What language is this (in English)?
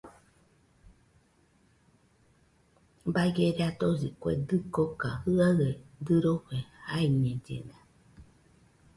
Nüpode Huitoto